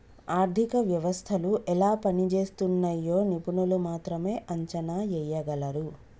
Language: Telugu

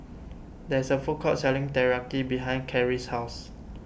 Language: English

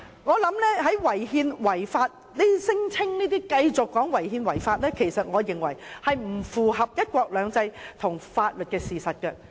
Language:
Cantonese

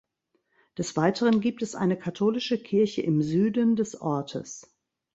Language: German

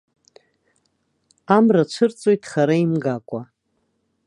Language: Abkhazian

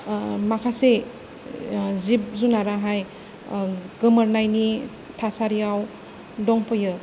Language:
Bodo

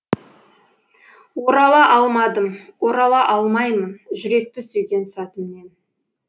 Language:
Kazakh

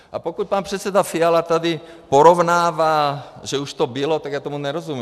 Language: Czech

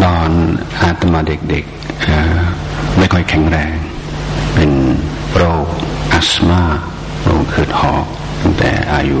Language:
Thai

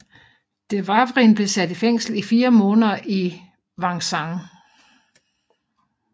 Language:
Danish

